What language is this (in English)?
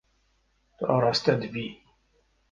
Kurdish